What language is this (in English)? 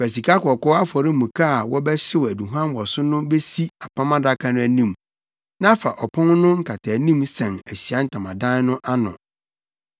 Akan